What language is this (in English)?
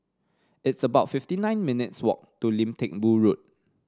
English